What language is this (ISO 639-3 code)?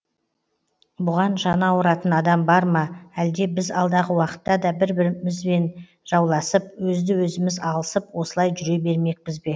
kaz